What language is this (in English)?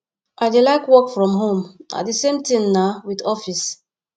Nigerian Pidgin